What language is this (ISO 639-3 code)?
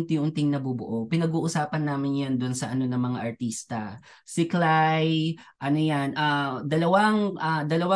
fil